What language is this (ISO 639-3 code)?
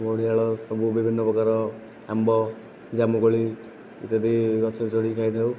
ori